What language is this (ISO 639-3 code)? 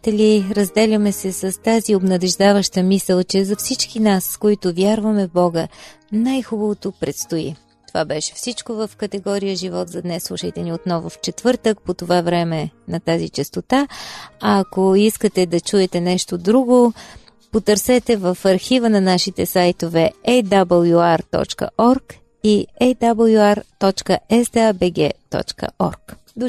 bul